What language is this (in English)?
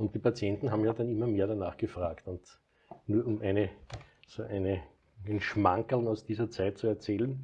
German